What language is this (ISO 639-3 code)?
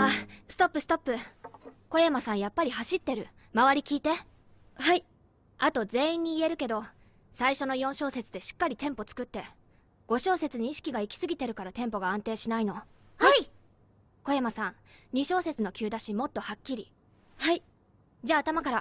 jpn